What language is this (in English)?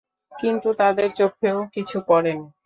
Bangla